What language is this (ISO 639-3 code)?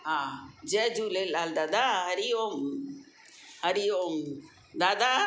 snd